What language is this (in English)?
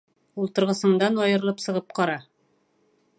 Bashkir